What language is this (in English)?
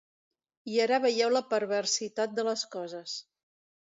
Catalan